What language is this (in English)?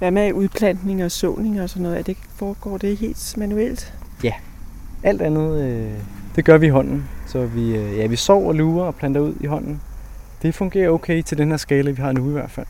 Danish